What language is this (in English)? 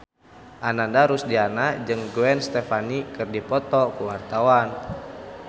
Sundanese